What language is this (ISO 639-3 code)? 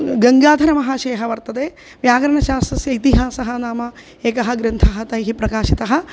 san